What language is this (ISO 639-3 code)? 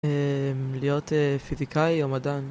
heb